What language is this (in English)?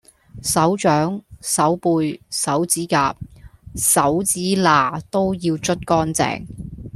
Cantonese